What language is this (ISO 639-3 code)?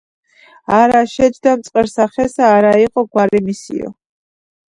kat